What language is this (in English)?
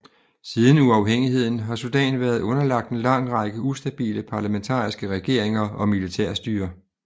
Danish